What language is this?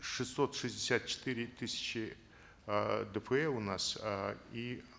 Kazakh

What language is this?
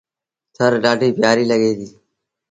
Sindhi Bhil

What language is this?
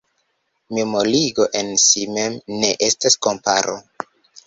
Esperanto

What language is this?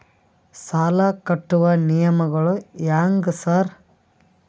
Kannada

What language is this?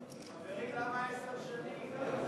Hebrew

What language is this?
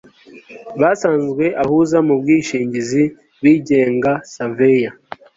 Kinyarwanda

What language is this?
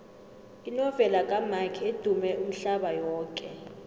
South Ndebele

